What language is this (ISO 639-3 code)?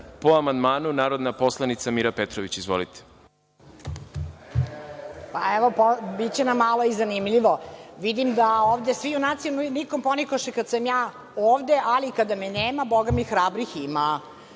srp